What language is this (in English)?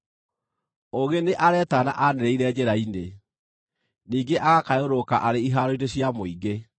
Kikuyu